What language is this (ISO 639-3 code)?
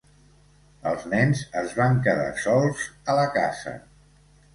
cat